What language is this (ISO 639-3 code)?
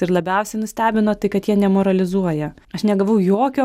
lit